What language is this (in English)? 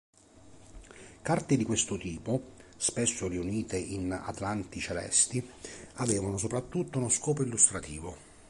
Italian